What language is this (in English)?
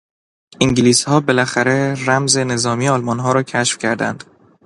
Persian